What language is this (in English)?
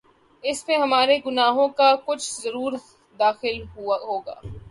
Urdu